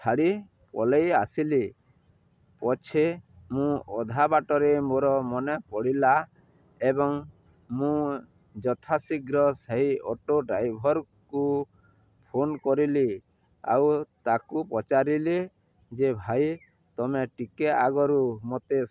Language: Odia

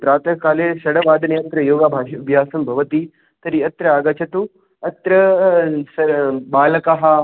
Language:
Sanskrit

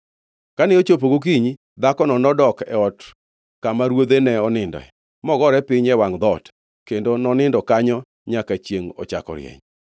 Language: Luo (Kenya and Tanzania)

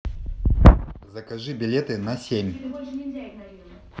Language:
Russian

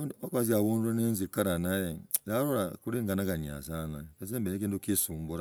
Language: Logooli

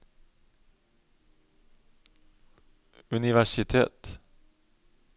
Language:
Norwegian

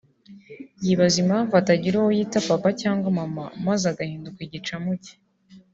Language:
Kinyarwanda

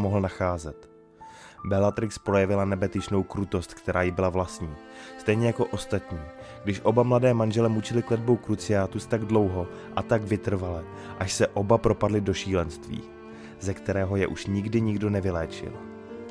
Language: Czech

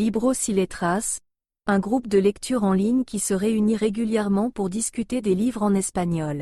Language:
French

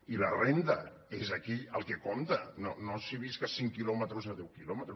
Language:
Catalan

